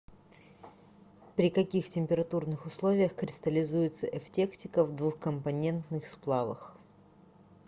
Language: Russian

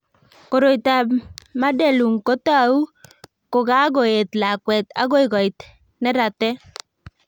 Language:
Kalenjin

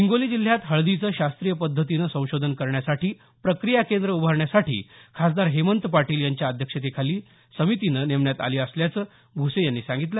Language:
Marathi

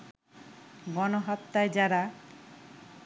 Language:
Bangla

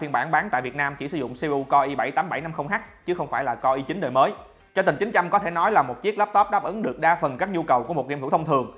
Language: Vietnamese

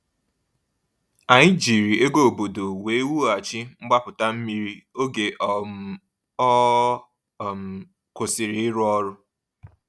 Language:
Igbo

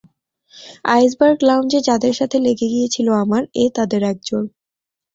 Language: Bangla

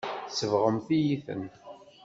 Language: Kabyle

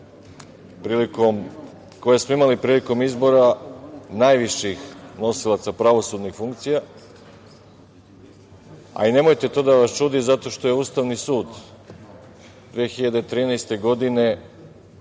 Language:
Serbian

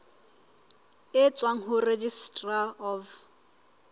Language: Southern Sotho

